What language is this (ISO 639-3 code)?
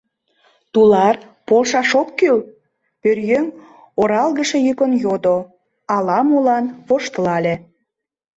chm